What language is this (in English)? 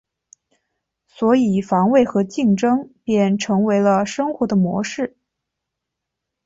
Chinese